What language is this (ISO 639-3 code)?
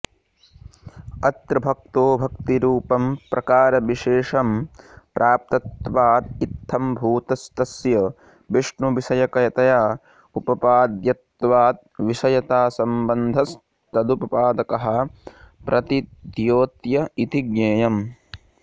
san